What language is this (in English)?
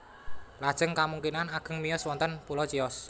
Javanese